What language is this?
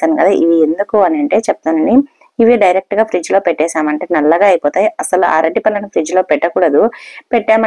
Telugu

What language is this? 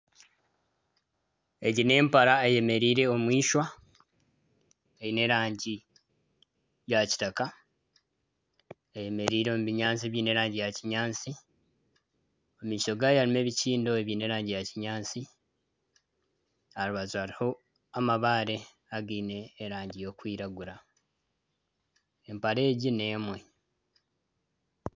Nyankole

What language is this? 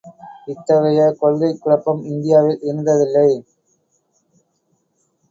Tamil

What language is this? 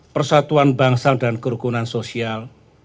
Indonesian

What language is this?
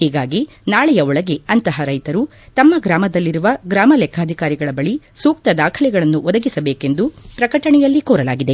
Kannada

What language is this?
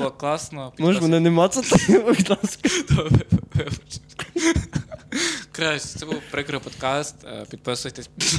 Ukrainian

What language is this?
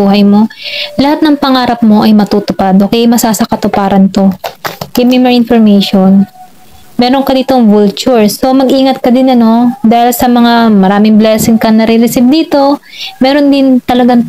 Filipino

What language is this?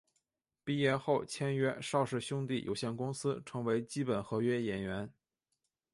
Chinese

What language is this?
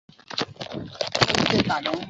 Chinese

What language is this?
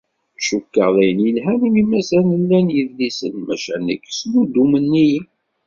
Kabyle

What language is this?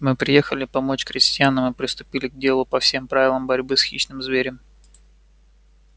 Russian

